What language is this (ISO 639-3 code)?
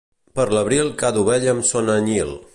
cat